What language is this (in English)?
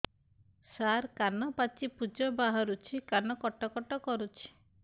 Odia